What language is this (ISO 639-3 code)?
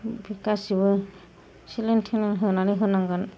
brx